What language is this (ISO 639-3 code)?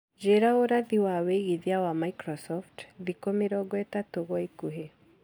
kik